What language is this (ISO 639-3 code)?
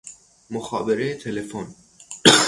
fas